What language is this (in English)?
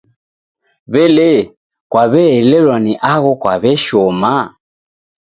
Taita